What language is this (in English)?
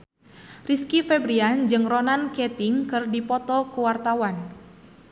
Sundanese